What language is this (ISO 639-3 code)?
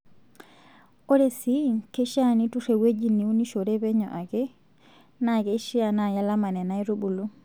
mas